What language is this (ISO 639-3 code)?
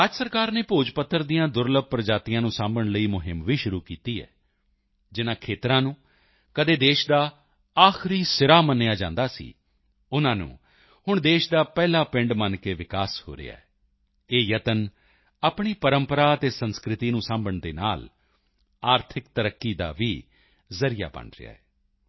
pan